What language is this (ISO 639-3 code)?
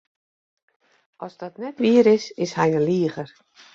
fry